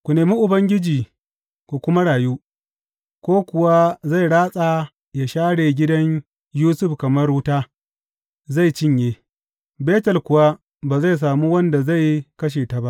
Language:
Hausa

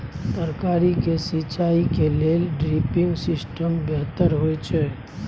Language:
Maithili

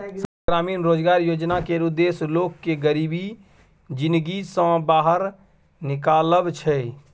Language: Maithili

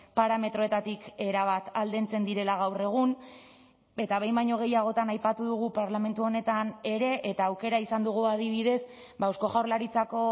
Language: Basque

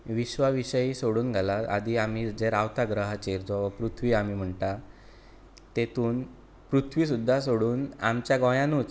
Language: Konkani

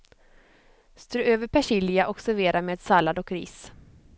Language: Swedish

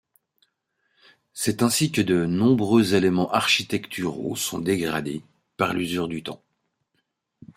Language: French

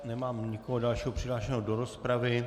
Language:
Czech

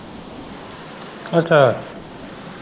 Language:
Punjabi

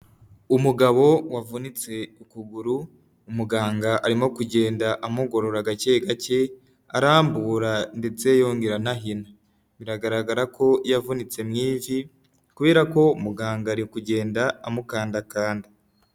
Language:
Kinyarwanda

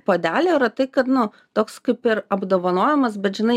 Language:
Lithuanian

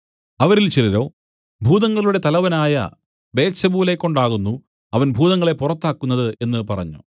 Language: Malayalam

